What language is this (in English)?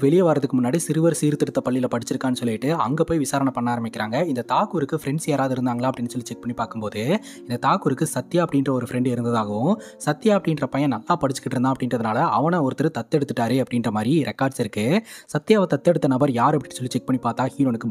Tamil